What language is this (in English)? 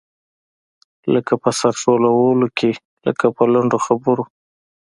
Pashto